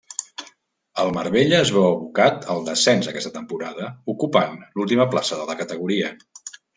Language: Catalan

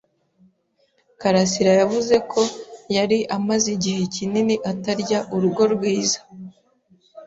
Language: Kinyarwanda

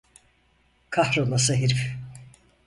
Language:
Turkish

